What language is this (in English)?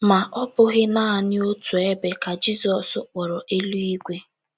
Igbo